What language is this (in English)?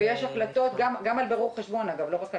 Hebrew